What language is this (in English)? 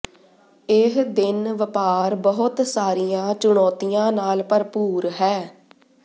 Punjabi